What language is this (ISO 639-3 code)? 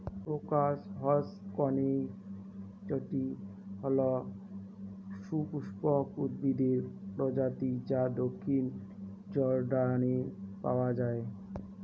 ben